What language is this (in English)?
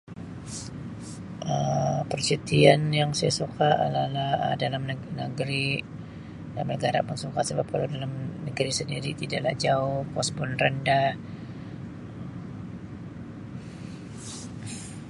Sabah Malay